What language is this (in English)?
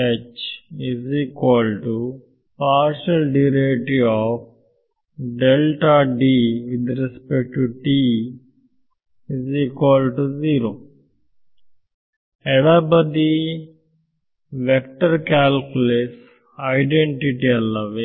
Kannada